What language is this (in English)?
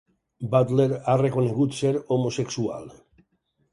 Catalan